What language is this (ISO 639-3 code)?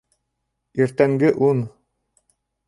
bak